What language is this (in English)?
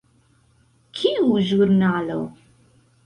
Esperanto